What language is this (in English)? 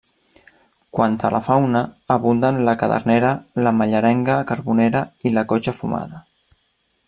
Catalan